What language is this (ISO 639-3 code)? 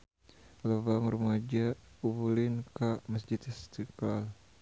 sun